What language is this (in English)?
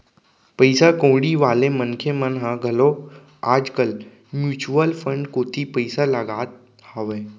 Chhattisgarhi